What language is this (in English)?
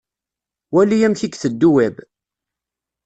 Kabyle